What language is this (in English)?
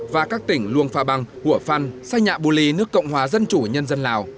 Vietnamese